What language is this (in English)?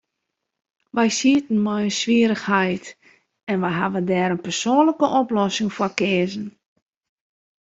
Western Frisian